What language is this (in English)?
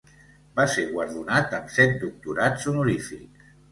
Catalan